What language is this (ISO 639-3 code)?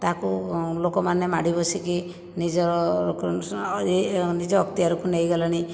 ori